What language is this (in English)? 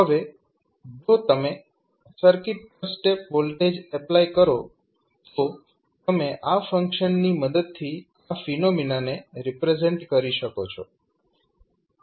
Gujarati